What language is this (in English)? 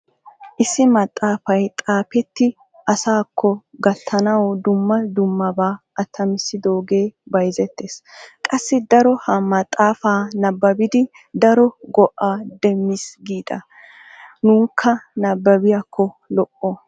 Wolaytta